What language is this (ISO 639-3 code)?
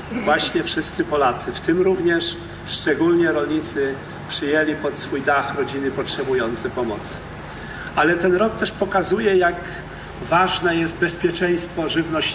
pol